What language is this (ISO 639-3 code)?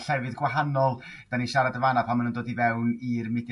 cym